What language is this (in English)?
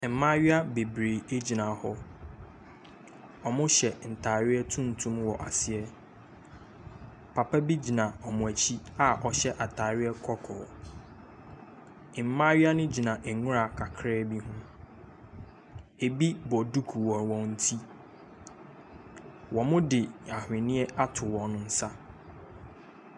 Akan